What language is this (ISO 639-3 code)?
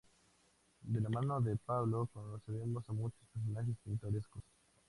spa